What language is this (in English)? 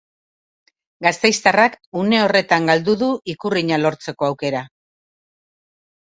Basque